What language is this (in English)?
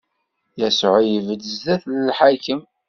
Kabyle